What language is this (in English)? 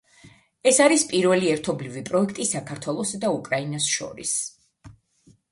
Georgian